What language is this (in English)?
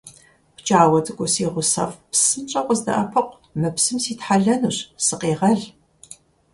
Kabardian